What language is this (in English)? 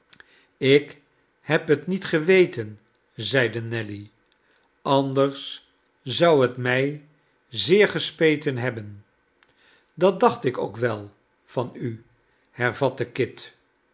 Dutch